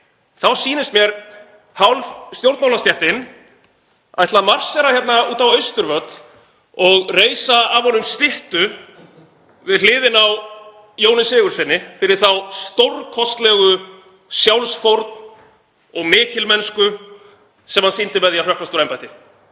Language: Icelandic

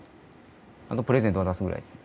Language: Japanese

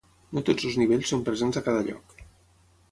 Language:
Catalan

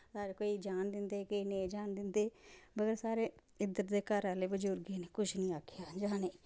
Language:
Dogri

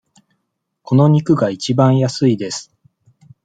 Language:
Japanese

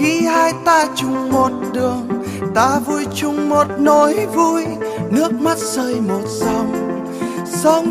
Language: Vietnamese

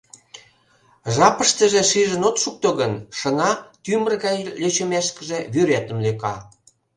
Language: Mari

